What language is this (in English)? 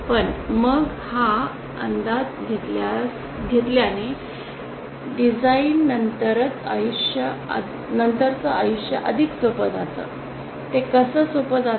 Marathi